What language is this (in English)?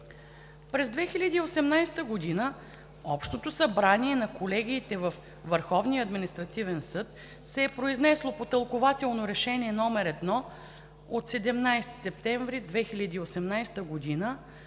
Bulgarian